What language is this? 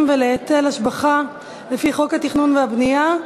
Hebrew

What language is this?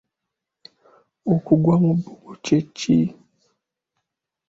Ganda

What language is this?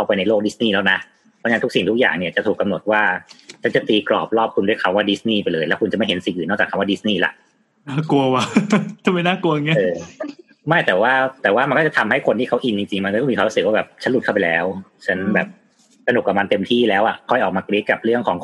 Thai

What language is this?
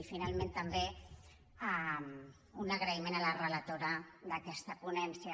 Catalan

